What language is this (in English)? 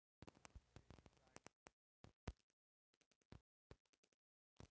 Bhojpuri